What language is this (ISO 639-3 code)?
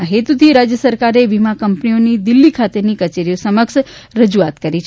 guj